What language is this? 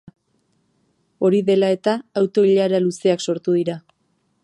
Basque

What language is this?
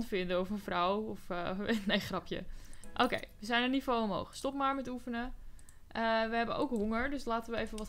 Dutch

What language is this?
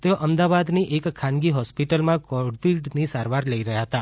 Gujarati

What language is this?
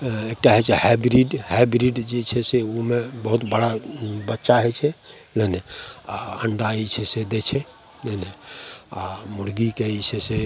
Maithili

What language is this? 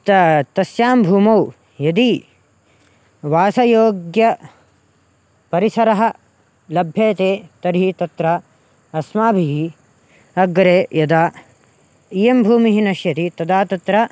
Sanskrit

